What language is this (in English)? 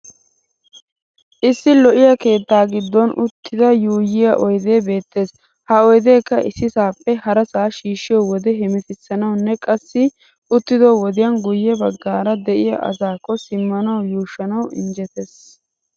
Wolaytta